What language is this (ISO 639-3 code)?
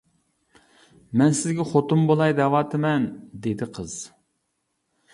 uig